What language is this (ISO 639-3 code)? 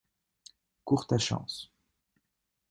fra